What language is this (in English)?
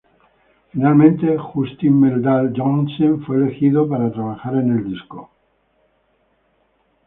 Spanish